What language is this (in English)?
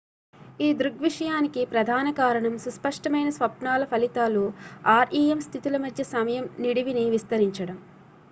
Telugu